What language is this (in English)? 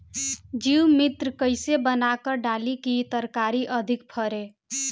Bhojpuri